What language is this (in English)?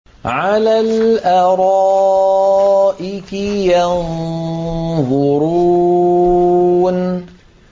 Arabic